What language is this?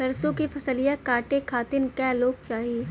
Bhojpuri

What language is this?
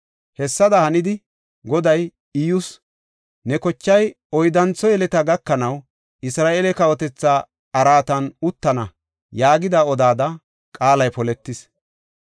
Gofa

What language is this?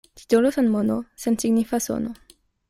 Esperanto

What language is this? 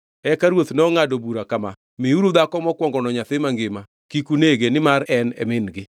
Luo (Kenya and Tanzania)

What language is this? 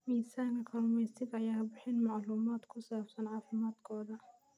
Somali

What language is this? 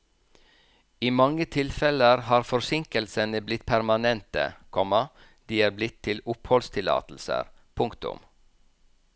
Norwegian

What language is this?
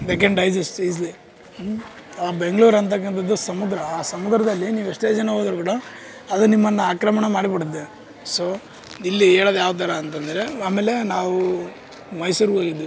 Kannada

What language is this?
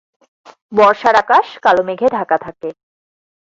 Bangla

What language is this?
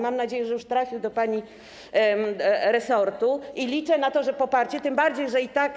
Polish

